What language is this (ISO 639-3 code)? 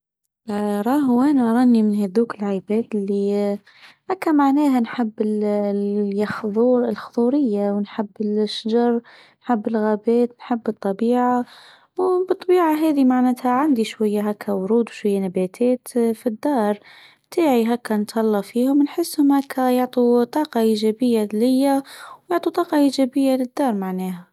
aeb